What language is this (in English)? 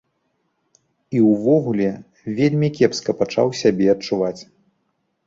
Belarusian